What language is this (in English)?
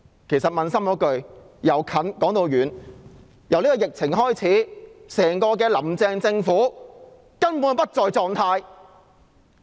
Cantonese